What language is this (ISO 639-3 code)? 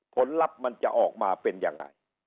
tha